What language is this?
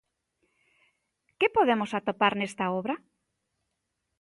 Galician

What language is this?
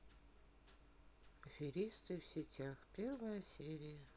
Russian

